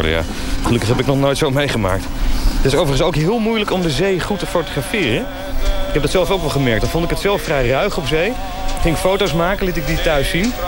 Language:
Dutch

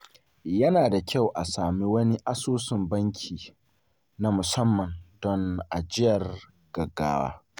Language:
Hausa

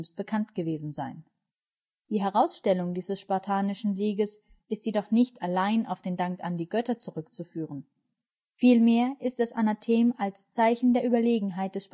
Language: German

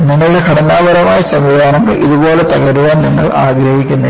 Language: Malayalam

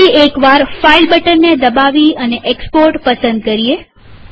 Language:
Gujarati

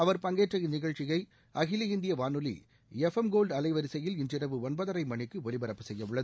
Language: Tamil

